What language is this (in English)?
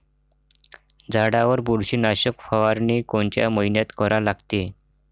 Marathi